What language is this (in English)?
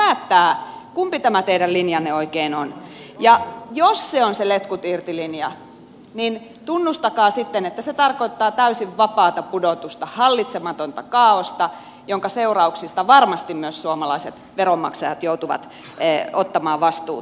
Finnish